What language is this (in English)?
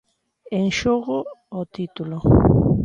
Galician